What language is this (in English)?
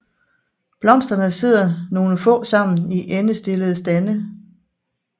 Danish